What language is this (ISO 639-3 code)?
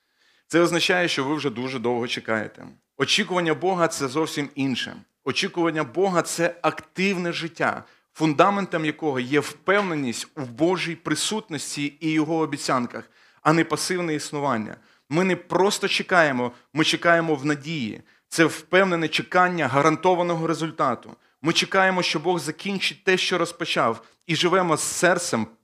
ukr